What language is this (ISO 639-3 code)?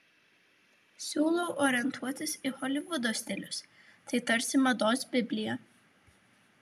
lit